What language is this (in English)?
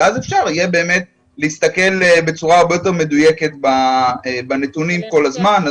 Hebrew